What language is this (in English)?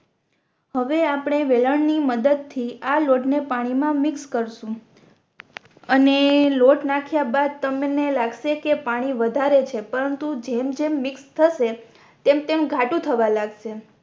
Gujarati